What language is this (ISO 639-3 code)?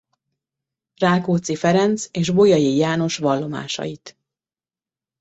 hun